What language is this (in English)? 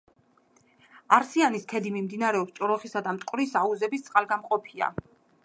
Georgian